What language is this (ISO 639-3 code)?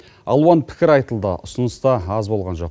kaz